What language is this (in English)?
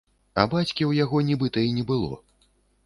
Belarusian